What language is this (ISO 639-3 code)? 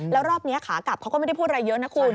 tha